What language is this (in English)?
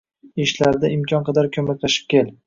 Uzbek